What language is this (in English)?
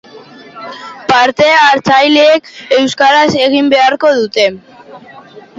Basque